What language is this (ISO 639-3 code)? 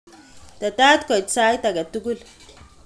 kln